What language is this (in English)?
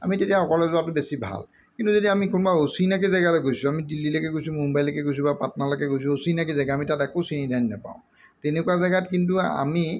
Assamese